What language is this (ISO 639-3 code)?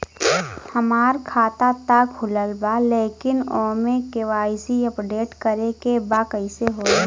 bho